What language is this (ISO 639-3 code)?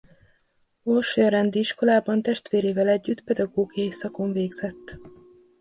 hun